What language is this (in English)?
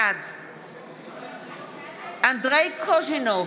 Hebrew